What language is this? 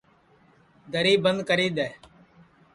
Sansi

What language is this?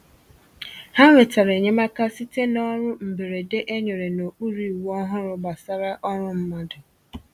Igbo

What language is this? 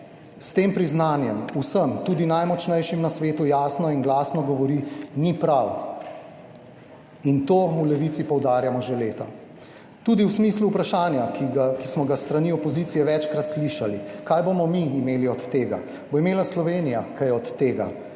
Slovenian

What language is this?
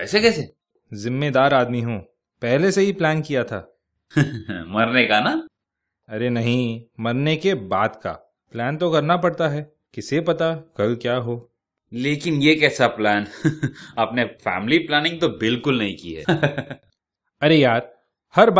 Hindi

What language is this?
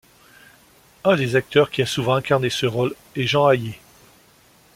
French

